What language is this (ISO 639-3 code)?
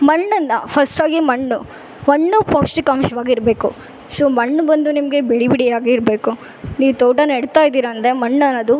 kan